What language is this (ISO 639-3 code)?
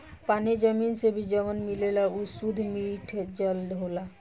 bho